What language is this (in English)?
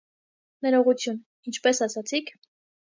Armenian